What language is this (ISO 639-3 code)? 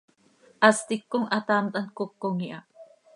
sei